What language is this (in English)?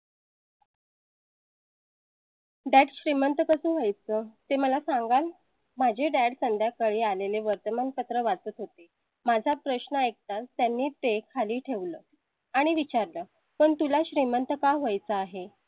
Marathi